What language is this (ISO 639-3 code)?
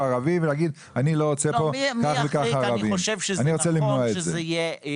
heb